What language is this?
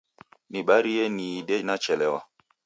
Taita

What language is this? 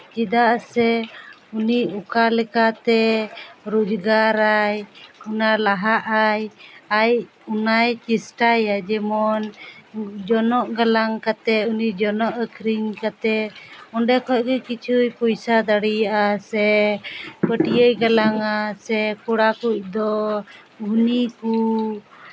Santali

